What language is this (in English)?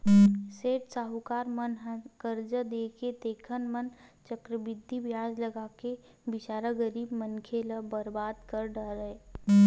Chhattisgarhi